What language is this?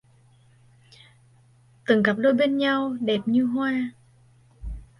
Vietnamese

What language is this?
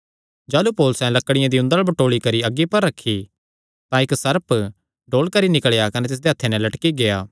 Kangri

